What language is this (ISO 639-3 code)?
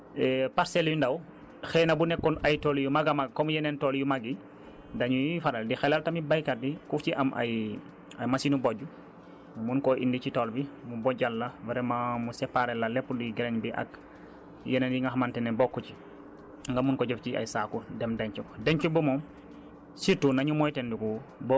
wol